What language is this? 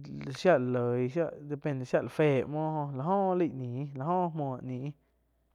Quiotepec Chinantec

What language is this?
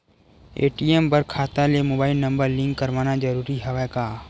Chhattisgarhi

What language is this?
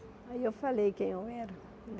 Portuguese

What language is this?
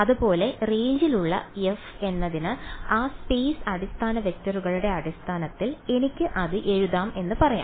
Malayalam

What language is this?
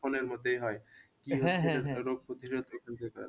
Bangla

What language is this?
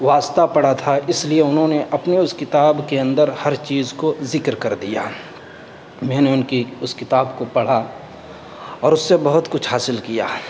Urdu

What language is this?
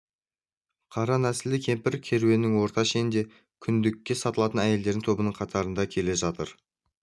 Kazakh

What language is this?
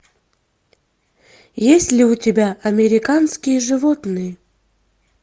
Russian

